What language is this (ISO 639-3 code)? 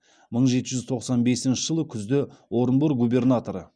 kaz